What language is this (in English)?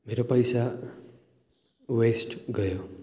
Nepali